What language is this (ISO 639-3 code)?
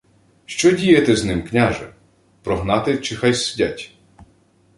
ukr